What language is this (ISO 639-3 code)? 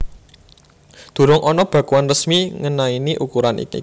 jav